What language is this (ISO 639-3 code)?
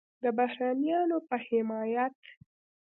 pus